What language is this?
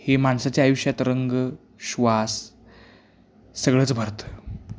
Marathi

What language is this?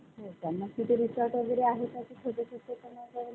Marathi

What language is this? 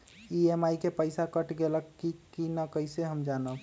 Magahi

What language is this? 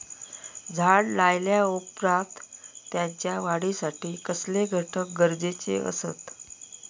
Marathi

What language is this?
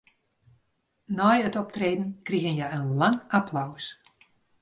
Western Frisian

